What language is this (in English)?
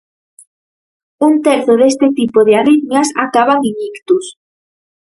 Galician